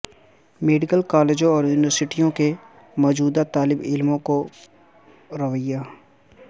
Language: Urdu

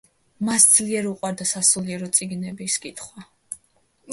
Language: Georgian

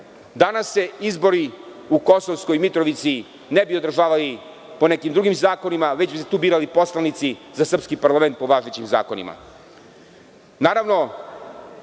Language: Serbian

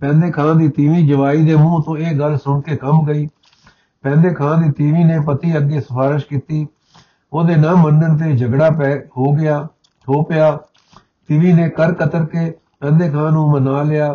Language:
Punjabi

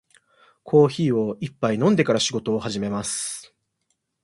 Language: Japanese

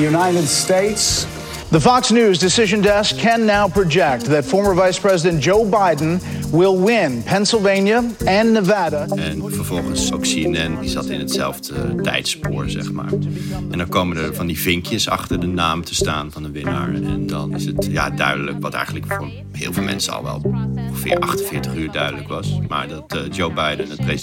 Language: Dutch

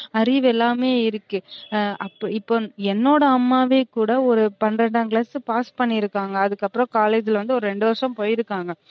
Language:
Tamil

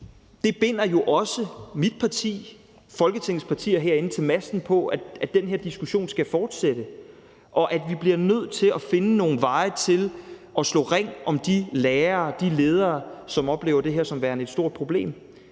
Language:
Danish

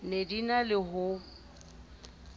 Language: Southern Sotho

